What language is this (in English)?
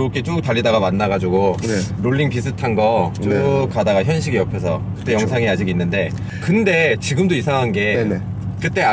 Korean